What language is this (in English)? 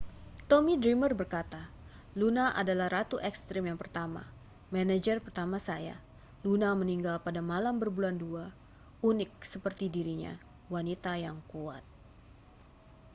Indonesian